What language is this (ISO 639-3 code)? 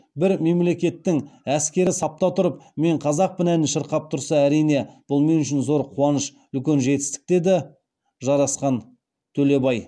kaz